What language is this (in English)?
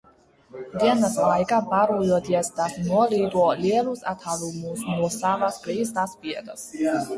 Latvian